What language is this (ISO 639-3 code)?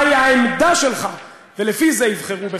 heb